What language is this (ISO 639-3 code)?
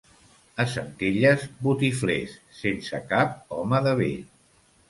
cat